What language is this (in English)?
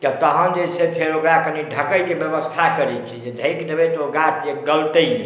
Maithili